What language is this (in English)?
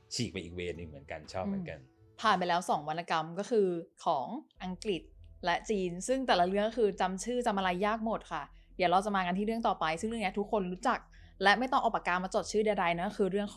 Thai